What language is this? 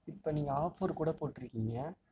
Tamil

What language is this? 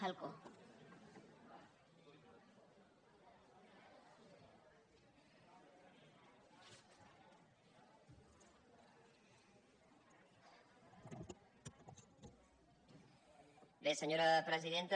Catalan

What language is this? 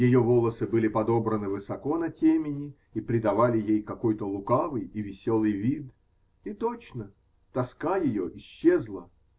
Russian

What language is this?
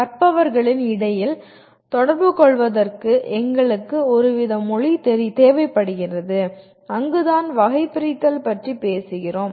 Tamil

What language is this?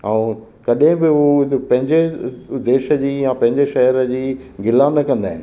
Sindhi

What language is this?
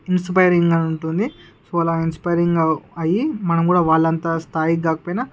Telugu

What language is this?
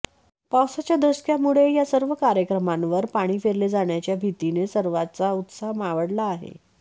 Marathi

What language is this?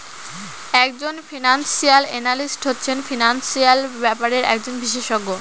Bangla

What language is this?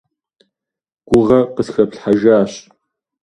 Kabardian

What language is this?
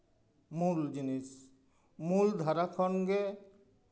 Santali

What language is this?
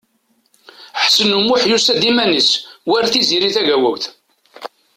Kabyle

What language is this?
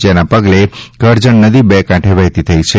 Gujarati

